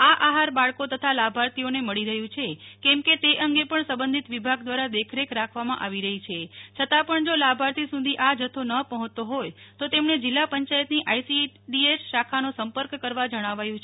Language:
Gujarati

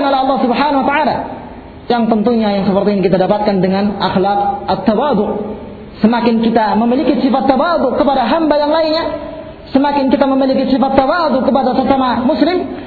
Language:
Malay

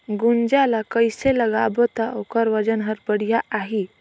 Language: Chhattisgarhi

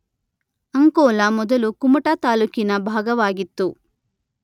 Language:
Kannada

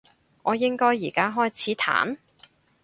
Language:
Cantonese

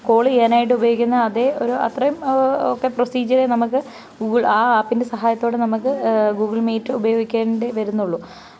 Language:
Malayalam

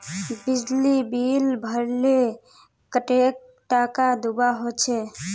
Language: Magahi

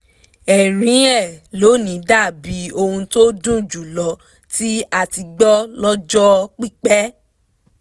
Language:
Yoruba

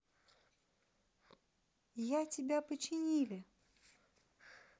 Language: Russian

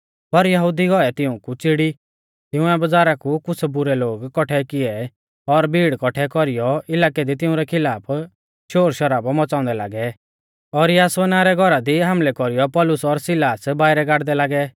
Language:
Mahasu Pahari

